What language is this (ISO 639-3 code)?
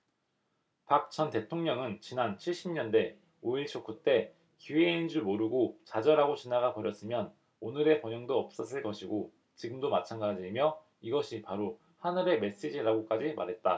kor